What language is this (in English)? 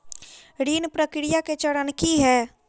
Maithili